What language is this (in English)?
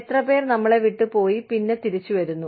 Malayalam